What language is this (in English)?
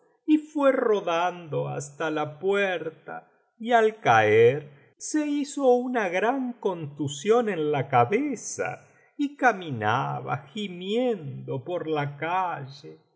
Spanish